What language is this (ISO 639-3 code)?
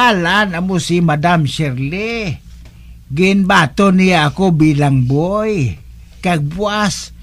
fil